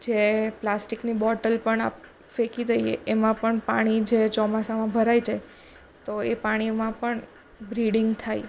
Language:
Gujarati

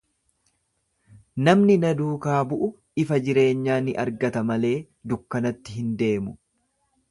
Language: Oromo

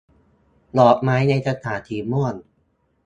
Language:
Thai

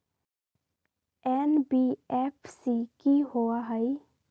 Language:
Magahi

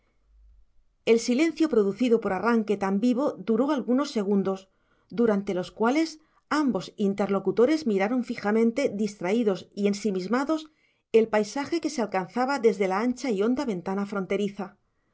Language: Spanish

